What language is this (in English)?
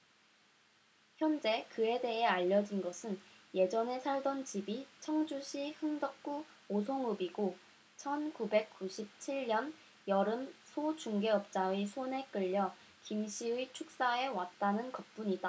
Korean